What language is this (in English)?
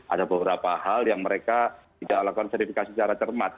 Indonesian